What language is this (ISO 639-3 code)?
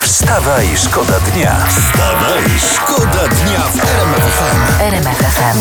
pol